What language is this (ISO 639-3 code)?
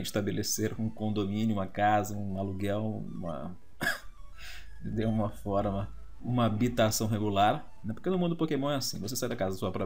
por